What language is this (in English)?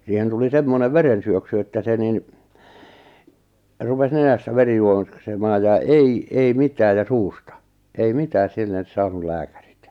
Finnish